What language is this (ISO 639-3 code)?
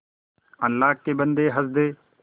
hin